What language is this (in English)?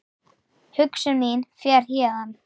Icelandic